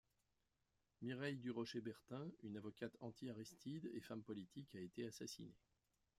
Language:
French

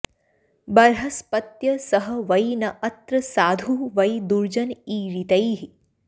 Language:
Sanskrit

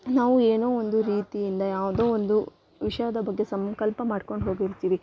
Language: Kannada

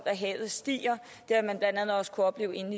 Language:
Danish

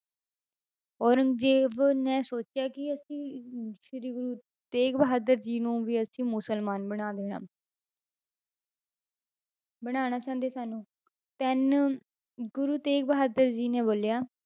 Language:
Punjabi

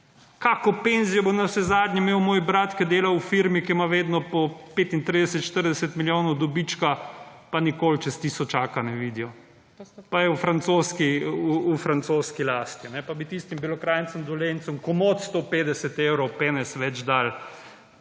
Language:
Slovenian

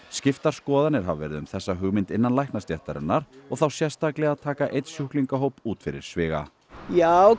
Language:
Icelandic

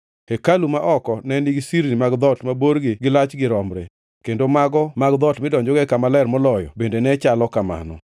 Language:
Luo (Kenya and Tanzania)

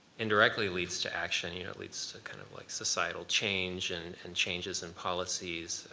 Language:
English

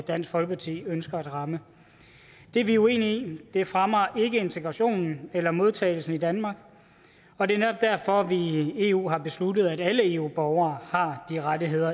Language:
Danish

